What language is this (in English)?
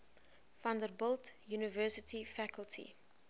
English